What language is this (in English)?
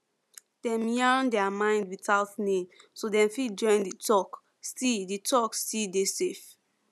Nigerian Pidgin